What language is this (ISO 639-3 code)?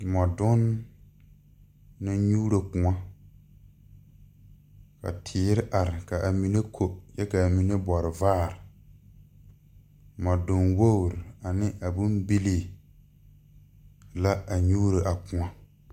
dga